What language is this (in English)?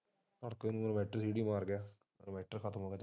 Punjabi